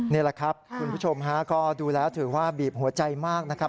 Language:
Thai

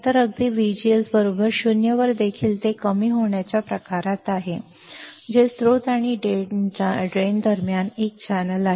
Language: Marathi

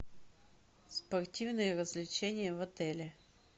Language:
Russian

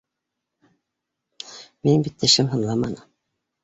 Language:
Bashkir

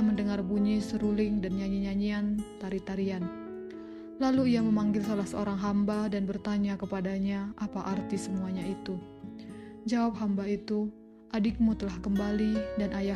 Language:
Indonesian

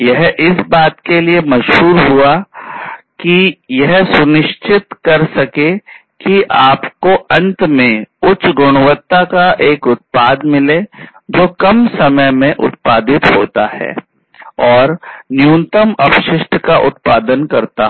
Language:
Hindi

